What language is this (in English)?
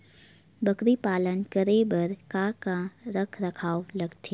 Chhattisgarhi